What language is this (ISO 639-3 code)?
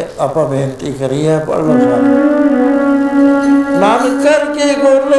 pan